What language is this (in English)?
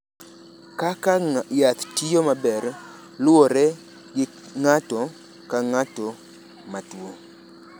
Luo (Kenya and Tanzania)